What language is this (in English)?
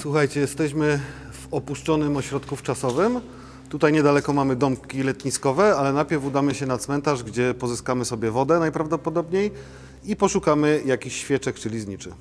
Polish